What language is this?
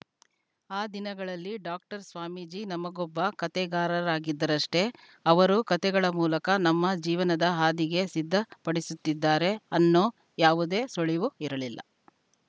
Kannada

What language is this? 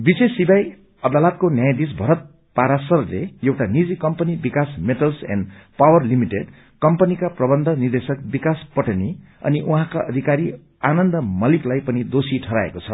Nepali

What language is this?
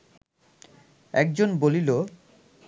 Bangla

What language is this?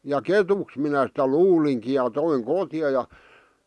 Finnish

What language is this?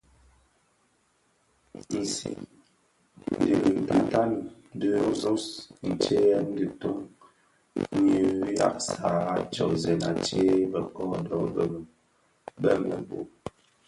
Bafia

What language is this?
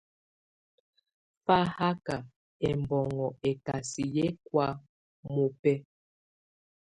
Tunen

